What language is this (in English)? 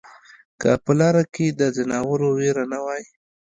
Pashto